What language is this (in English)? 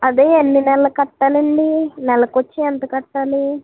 Telugu